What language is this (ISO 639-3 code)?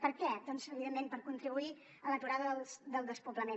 cat